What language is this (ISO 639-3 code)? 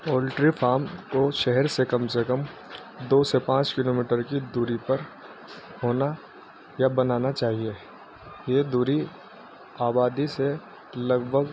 urd